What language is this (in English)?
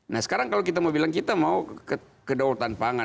Indonesian